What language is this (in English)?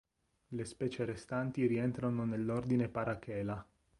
Italian